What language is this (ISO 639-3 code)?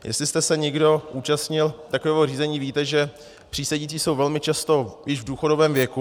ces